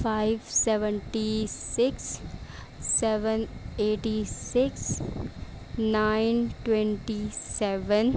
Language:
Urdu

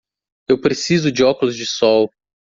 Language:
Portuguese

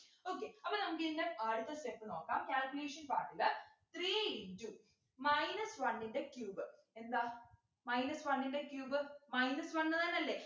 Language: Malayalam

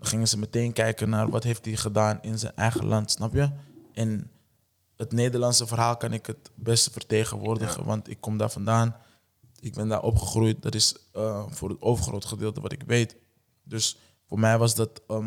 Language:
Dutch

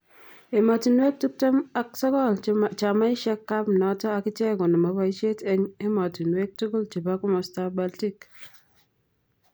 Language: Kalenjin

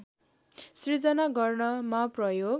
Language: Nepali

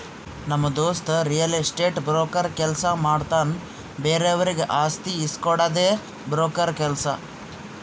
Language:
Kannada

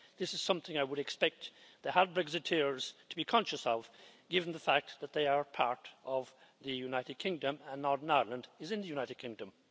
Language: English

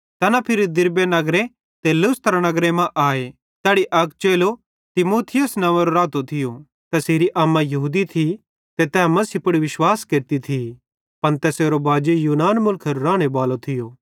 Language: Bhadrawahi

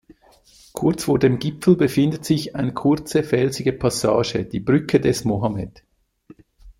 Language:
German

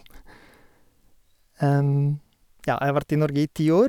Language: Norwegian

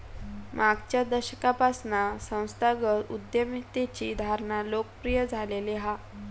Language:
Marathi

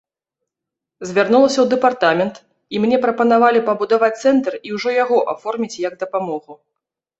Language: Belarusian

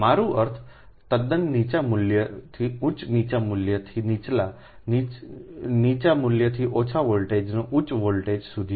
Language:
Gujarati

